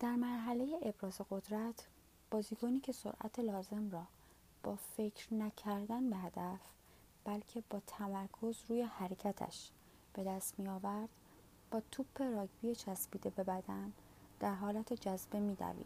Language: Persian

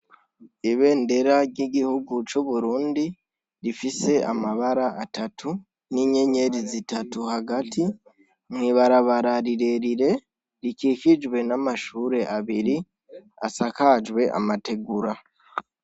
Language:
Rundi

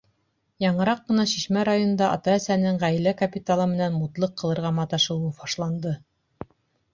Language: Bashkir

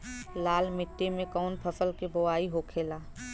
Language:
Bhojpuri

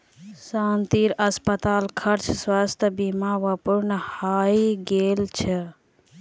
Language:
Magahi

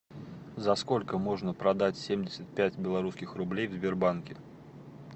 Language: Russian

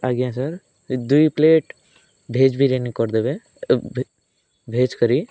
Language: Odia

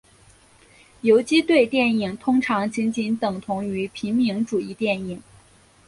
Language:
Chinese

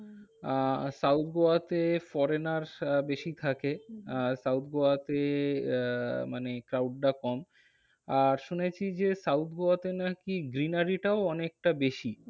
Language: Bangla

